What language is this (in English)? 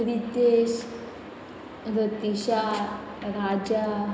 Konkani